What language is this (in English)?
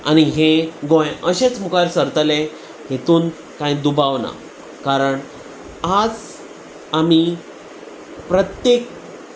Konkani